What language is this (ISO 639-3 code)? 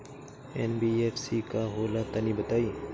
bho